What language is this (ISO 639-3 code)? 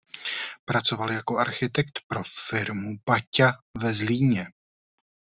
ces